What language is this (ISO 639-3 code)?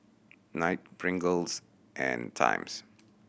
eng